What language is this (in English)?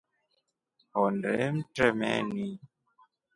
Rombo